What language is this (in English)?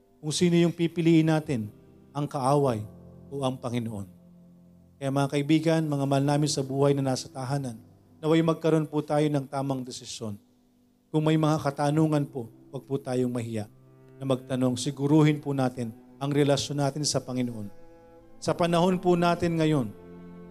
Filipino